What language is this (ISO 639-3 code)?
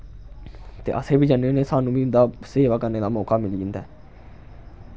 doi